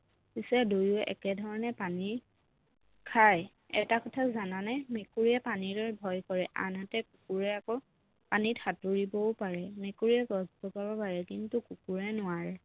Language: Assamese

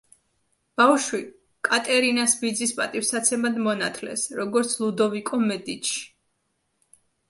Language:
Georgian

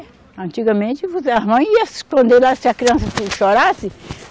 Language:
Portuguese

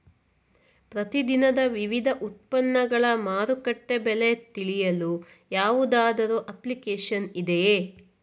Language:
Kannada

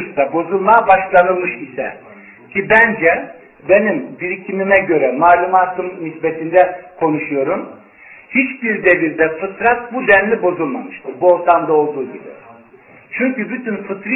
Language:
Turkish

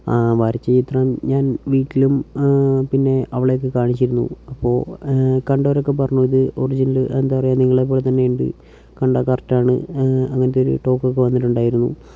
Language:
Malayalam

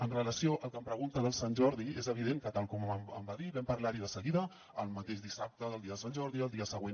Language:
Catalan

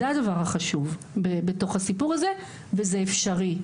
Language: Hebrew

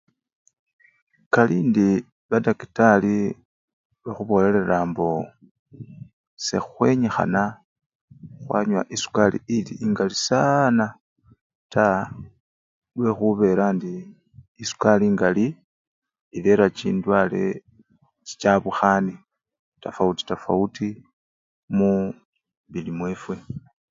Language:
Luyia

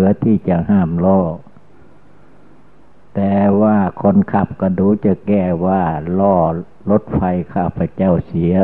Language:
Thai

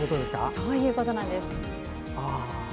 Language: Japanese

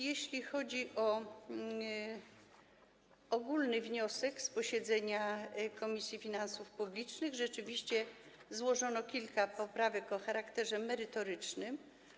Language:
Polish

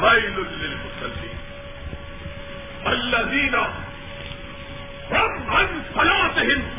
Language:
Urdu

